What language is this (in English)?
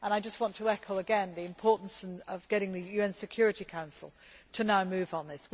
English